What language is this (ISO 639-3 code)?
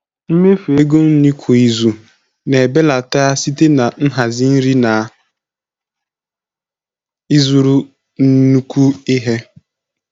ibo